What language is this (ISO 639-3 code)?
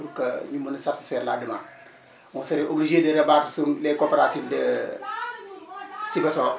wol